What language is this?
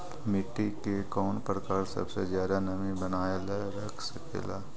Magahi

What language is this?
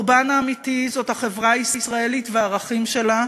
Hebrew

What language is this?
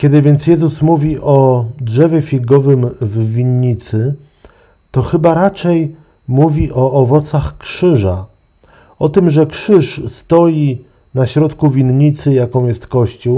Polish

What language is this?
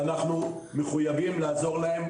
Hebrew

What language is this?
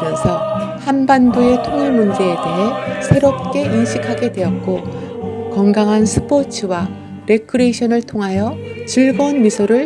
Korean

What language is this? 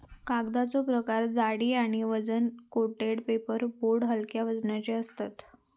Marathi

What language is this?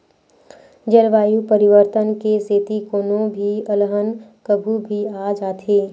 Chhattisgarhi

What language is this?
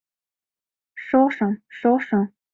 Mari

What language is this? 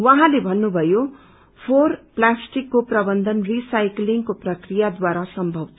Nepali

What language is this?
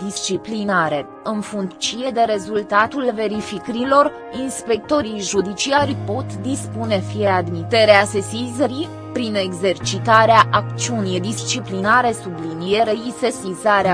Romanian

